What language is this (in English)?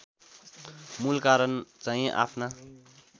Nepali